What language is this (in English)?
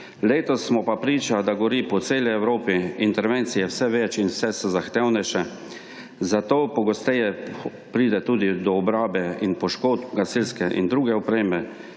Slovenian